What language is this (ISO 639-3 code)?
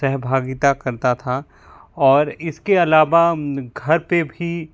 hin